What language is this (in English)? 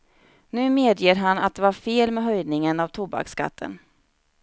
Swedish